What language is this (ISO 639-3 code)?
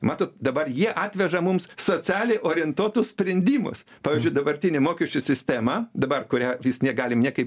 lit